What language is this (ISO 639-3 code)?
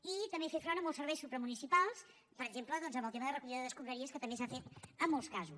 cat